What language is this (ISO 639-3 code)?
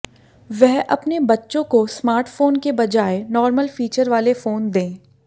hin